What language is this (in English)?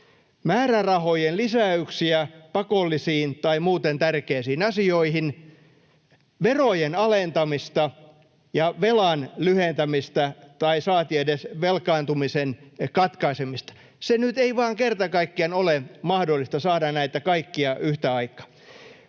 Finnish